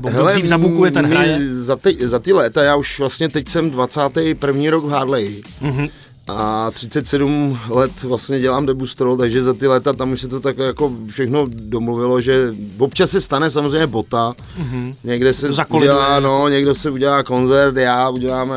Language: Czech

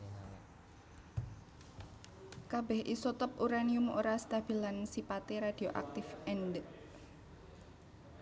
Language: Javanese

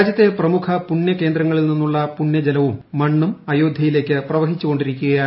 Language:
Malayalam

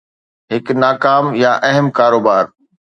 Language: Sindhi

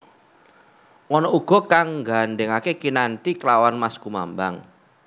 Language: Javanese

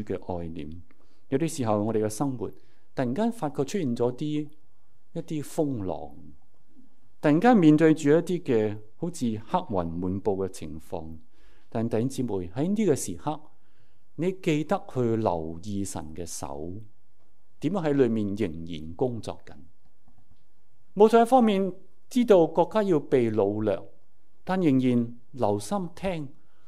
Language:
Chinese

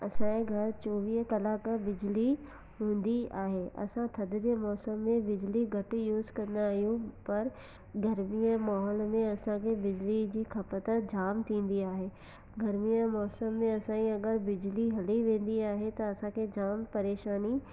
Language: Sindhi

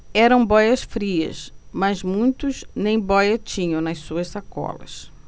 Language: Portuguese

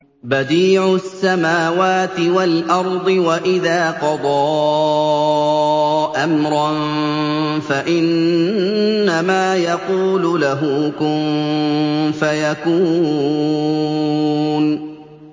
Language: Arabic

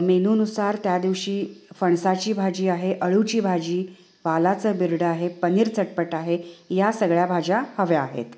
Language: Marathi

